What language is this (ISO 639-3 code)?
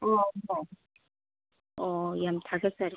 mni